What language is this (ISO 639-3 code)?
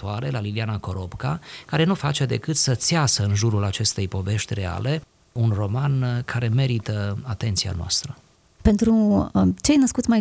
ron